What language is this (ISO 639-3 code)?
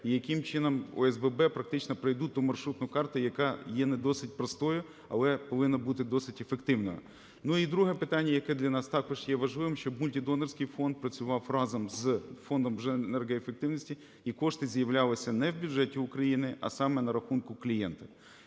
ukr